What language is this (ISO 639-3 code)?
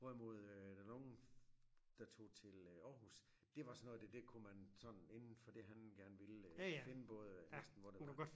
dan